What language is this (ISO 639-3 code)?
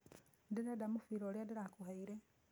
kik